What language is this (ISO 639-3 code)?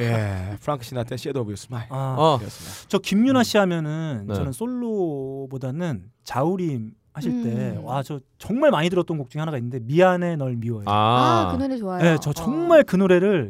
kor